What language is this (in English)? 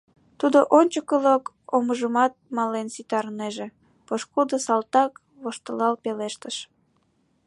Mari